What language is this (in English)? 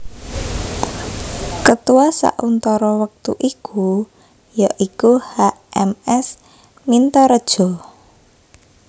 Javanese